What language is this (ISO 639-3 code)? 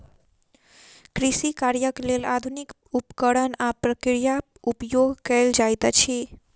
mai